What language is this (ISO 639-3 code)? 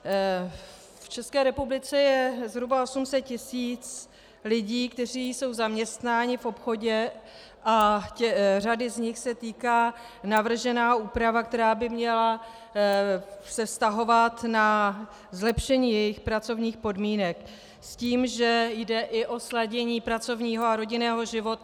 ces